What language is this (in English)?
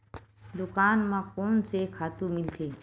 Chhattisgarhi